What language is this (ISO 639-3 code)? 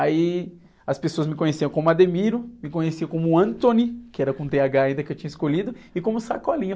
por